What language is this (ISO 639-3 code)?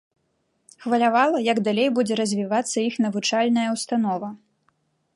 bel